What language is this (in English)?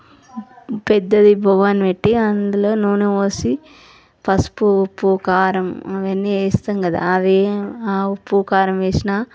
Telugu